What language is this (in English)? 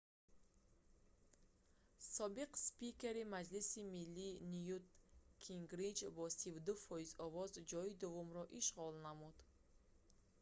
Tajik